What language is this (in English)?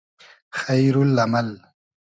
Hazaragi